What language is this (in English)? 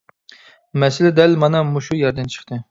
Uyghur